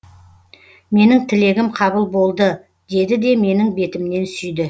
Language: Kazakh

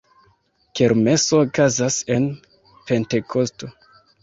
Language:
Esperanto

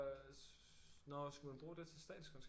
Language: Danish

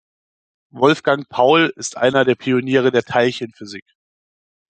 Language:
German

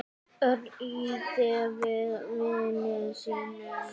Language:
Icelandic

